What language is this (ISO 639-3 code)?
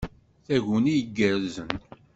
kab